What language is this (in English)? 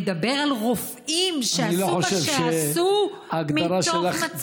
Hebrew